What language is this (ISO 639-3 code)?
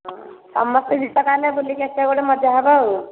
ori